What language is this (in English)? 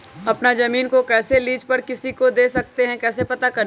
Magahi